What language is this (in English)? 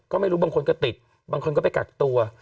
Thai